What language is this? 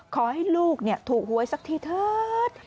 Thai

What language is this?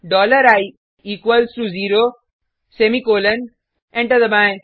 Hindi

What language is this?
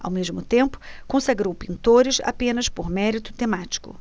Portuguese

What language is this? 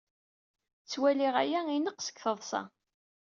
Kabyle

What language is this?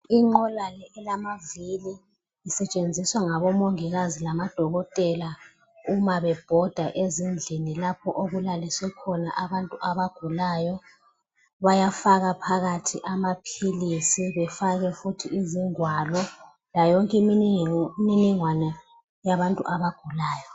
North Ndebele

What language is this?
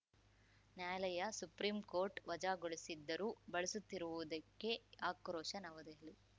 Kannada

